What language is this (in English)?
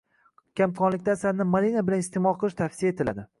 Uzbek